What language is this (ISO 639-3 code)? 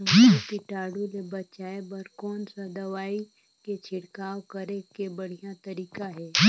hne